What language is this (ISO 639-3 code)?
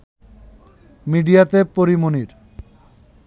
ben